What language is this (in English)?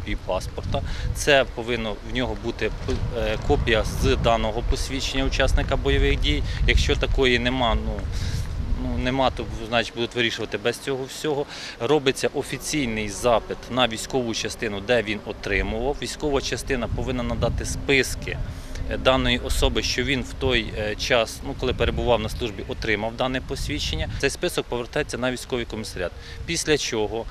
Ukrainian